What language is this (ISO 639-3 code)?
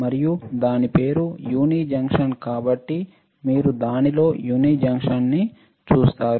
tel